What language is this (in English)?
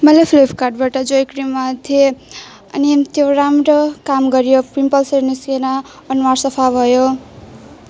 Nepali